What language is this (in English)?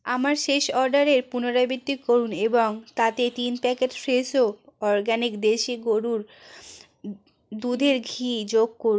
Bangla